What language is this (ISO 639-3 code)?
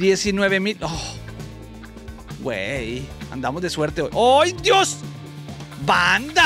spa